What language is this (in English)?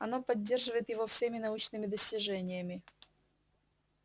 Russian